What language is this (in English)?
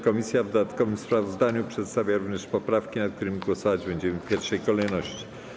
Polish